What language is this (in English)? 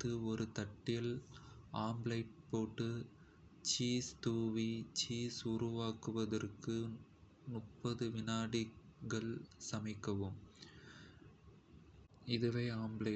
Kota (India)